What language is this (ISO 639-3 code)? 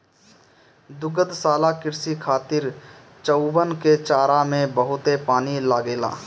bho